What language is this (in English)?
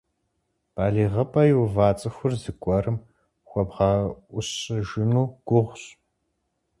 Kabardian